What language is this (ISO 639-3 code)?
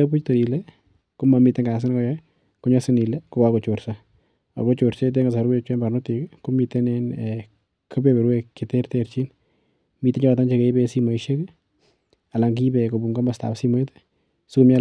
kln